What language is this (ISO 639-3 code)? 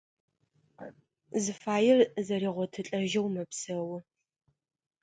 ady